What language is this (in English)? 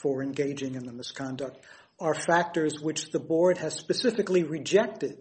English